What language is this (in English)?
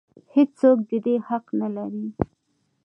Pashto